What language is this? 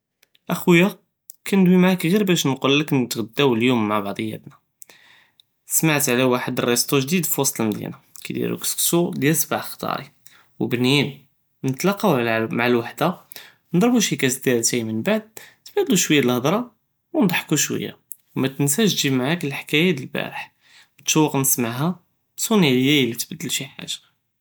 Judeo-Arabic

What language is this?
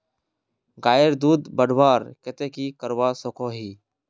Magahi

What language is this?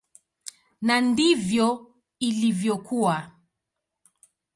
Swahili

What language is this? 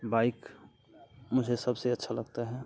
Hindi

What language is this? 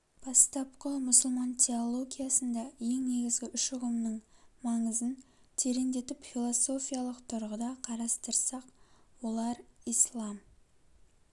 Kazakh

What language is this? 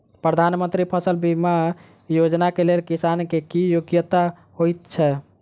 Maithili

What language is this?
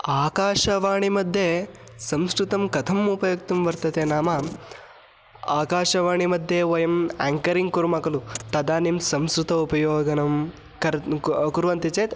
Sanskrit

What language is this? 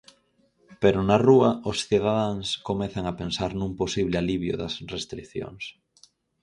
Galician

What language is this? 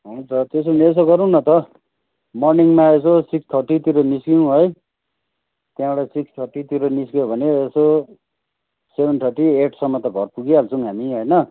Nepali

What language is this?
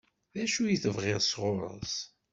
Kabyle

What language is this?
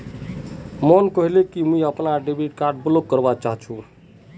Magahi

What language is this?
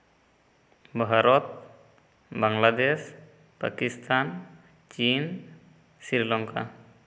Santali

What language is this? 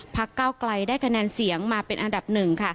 Thai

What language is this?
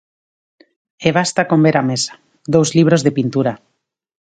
Galician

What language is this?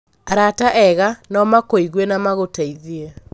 Kikuyu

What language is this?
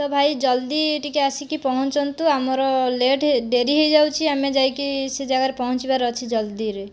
Odia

